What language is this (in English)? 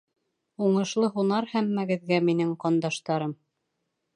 Bashkir